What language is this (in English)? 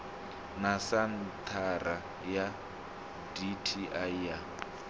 Venda